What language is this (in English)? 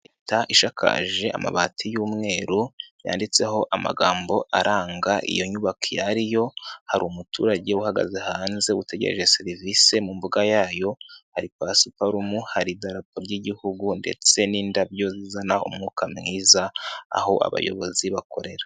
Kinyarwanda